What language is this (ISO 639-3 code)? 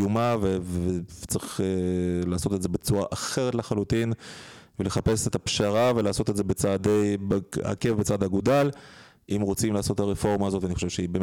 heb